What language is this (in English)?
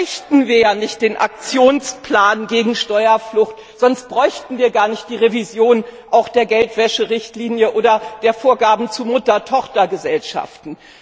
German